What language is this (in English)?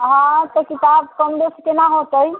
Maithili